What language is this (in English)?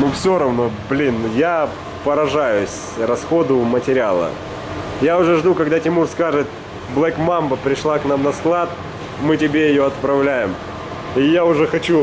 Russian